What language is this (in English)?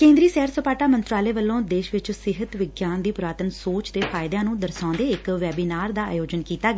Punjabi